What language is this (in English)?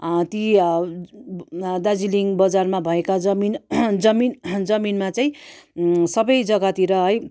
Nepali